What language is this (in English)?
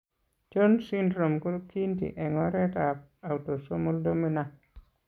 Kalenjin